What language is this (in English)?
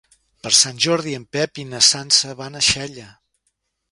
Catalan